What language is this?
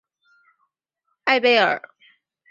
Chinese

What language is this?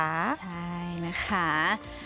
Thai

